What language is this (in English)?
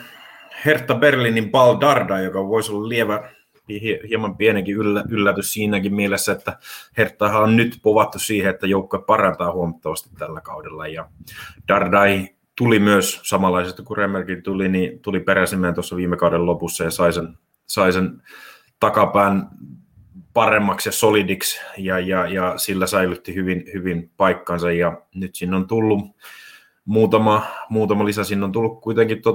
Finnish